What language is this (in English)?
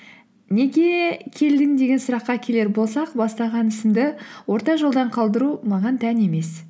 Kazakh